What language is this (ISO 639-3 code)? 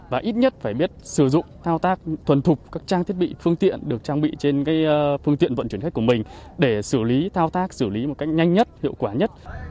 vie